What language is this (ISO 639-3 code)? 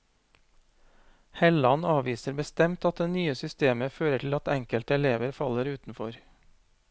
nor